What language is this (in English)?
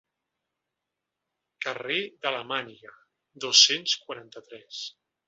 Catalan